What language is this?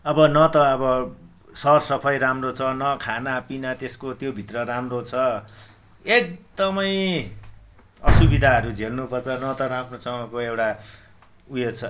Nepali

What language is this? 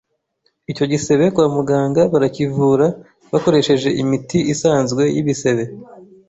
Kinyarwanda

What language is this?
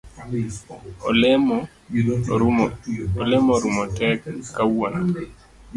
Luo (Kenya and Tanzania)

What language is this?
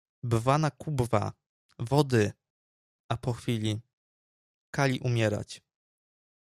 Polish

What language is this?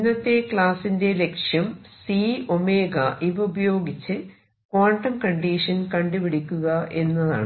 Malayalam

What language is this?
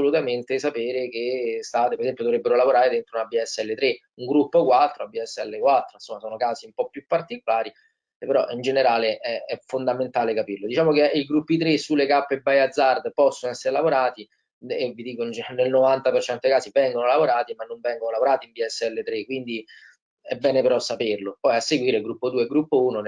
Italian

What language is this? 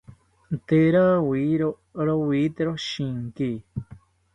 South Ucayali Ashéninka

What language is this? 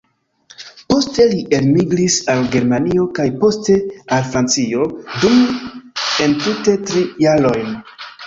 Esperanto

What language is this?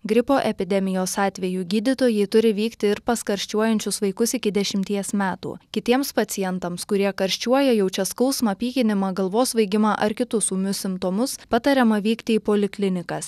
Lithuanian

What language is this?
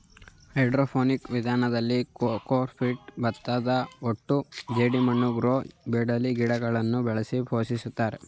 Kannada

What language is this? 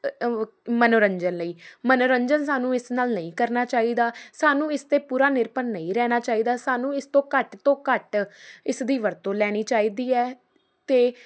Punjabi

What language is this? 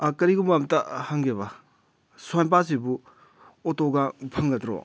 Manipuri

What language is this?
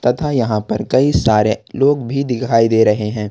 Hindi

